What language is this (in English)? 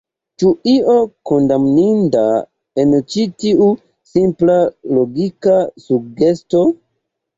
Esperanto